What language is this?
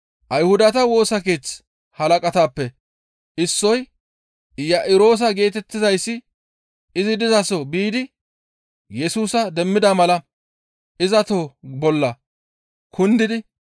Gamo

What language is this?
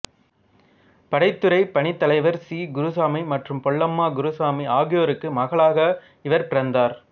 Tamil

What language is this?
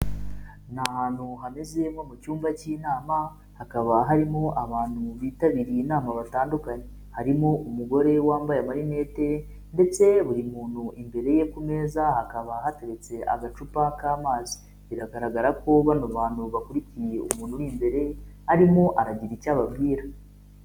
Kinyarwanda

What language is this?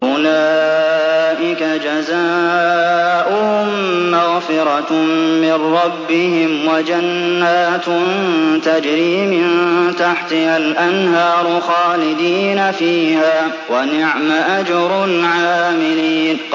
Arabic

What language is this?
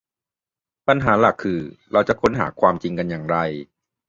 Thai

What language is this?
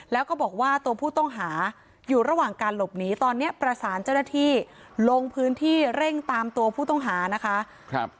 Thai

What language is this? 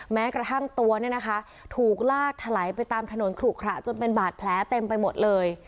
Thai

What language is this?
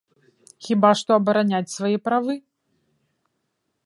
Belarusian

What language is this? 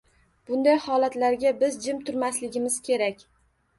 Uzbek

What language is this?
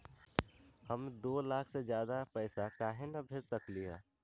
Magahi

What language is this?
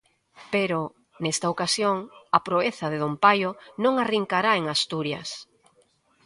Galician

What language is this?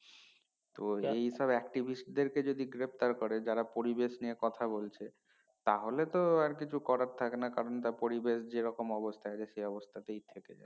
Bangla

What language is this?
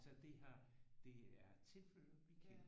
Danish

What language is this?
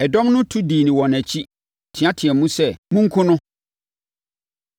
Akan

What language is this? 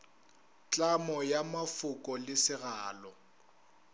Northern Sotho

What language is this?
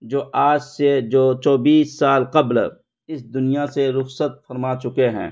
Urdu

